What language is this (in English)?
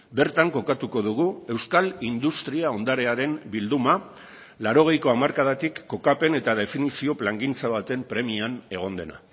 Basque